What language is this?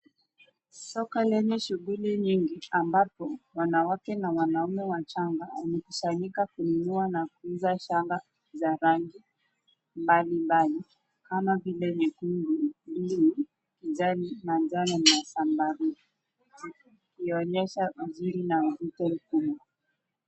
Swahili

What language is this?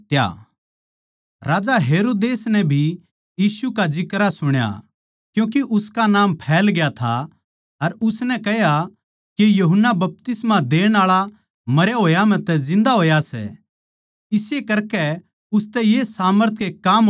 Haryanvi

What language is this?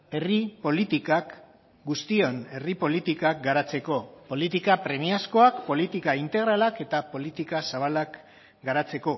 Basque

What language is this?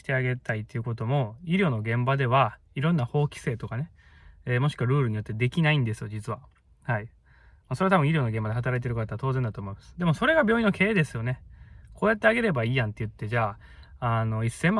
Japanese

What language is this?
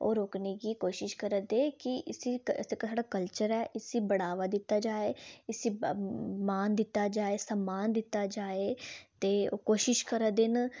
Dogri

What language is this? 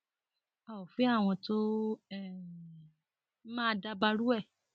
Yoruba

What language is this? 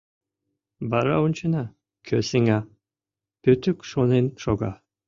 Mari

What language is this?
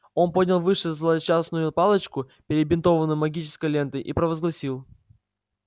Russian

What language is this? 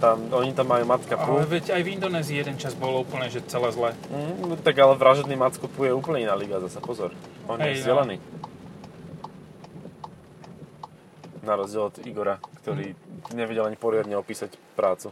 Slovak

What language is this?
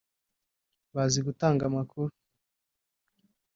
Kinyarwanda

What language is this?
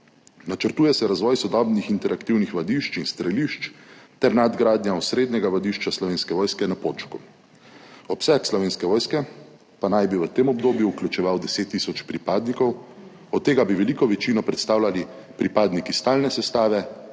Slovenian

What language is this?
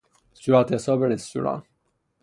Persian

